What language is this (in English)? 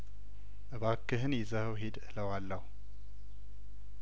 Amharic